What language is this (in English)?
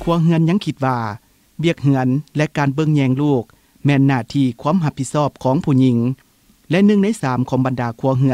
Thai